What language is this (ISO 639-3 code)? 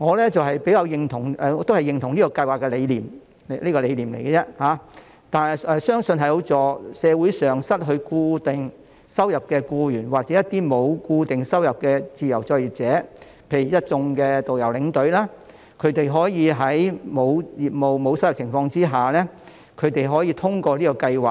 yue